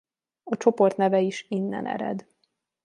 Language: Hungarian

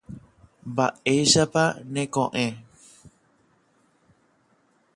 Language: Guarani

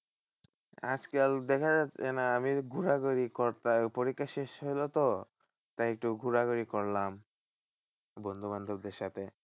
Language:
Bangla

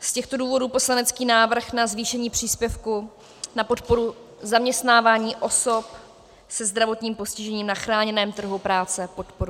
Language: Czech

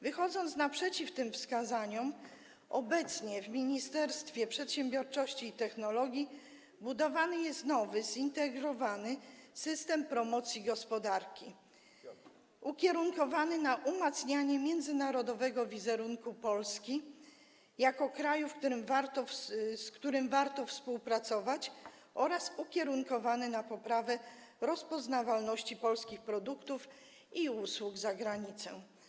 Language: Polish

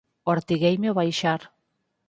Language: Galician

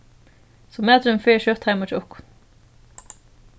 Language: Faroese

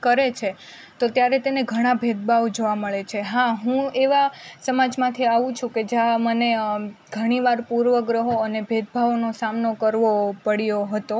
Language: Gujarati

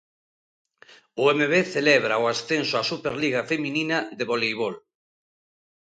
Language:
Galician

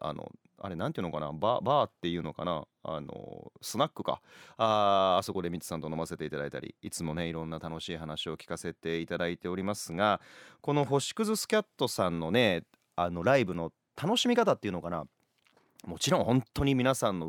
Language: Japanese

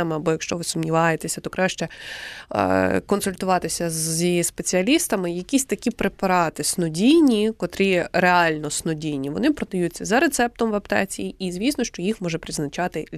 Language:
Ukrainian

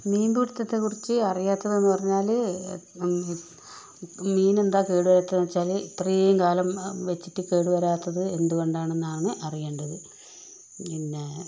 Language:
Malayalam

